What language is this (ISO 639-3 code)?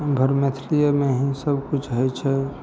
mai